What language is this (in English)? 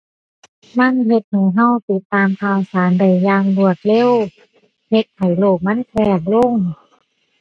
Thai